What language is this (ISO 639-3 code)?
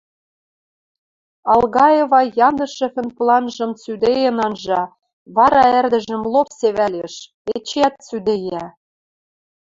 mrj